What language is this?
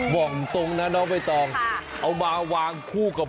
Thai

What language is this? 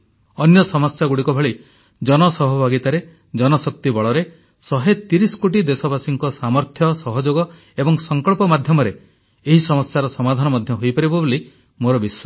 Odia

